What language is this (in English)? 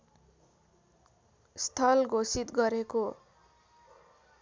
Nepali